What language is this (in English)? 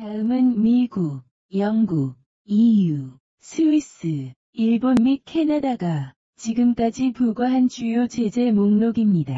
Korean